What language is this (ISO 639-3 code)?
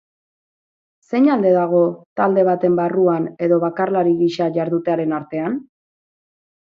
eus